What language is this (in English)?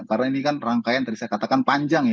Indonesian